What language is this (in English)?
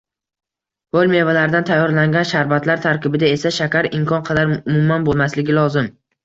Uzbek